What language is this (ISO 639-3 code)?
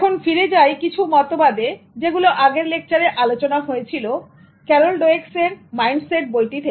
ben